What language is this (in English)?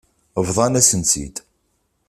Kabyle